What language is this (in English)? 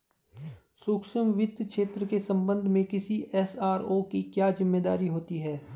Hindi